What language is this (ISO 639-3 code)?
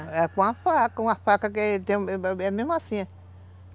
por